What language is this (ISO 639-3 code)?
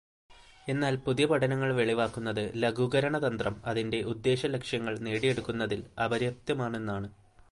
mal